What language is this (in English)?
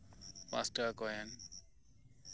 Santali